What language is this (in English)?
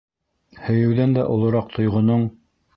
Bashkir